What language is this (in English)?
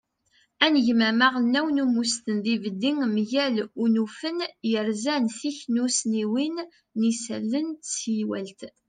Kabyle